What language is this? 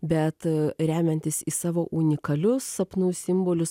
Lithuanian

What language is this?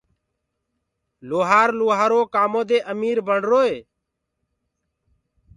Gurgula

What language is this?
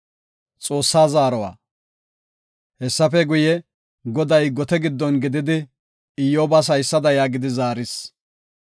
Gofa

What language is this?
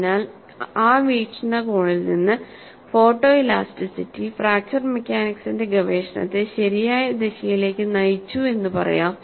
Malayalam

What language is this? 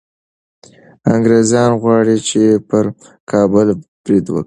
Pashto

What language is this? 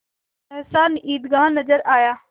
Hindi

